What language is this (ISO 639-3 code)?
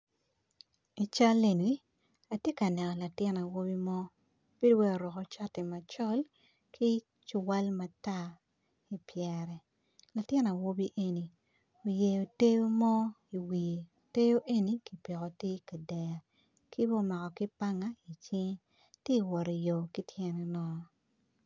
ach